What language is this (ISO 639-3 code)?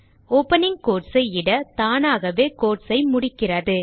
tam